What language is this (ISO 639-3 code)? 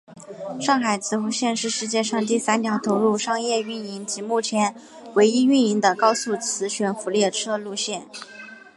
zho